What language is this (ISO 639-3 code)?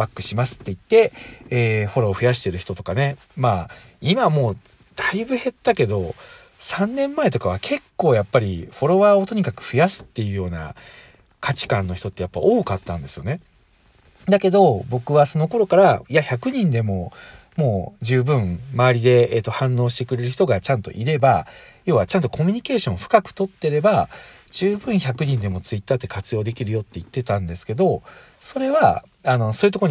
jpn